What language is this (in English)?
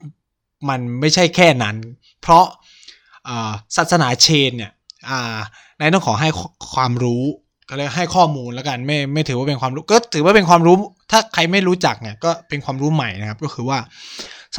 Thai